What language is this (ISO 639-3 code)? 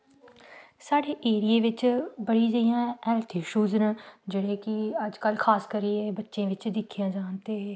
doi